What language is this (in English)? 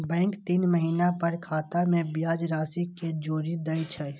Maithili